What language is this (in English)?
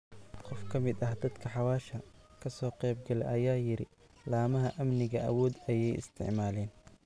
Somali